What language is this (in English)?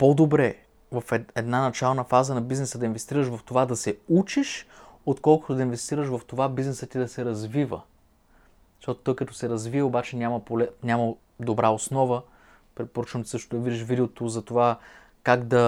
Bulgarian